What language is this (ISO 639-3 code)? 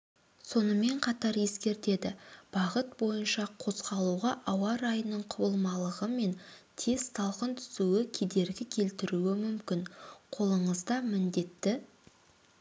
kaz